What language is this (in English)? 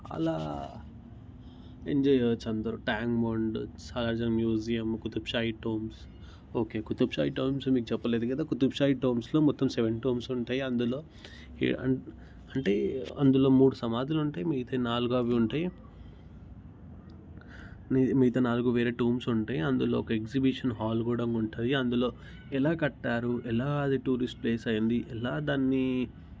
Telugu